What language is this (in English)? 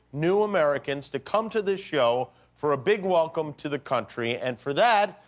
English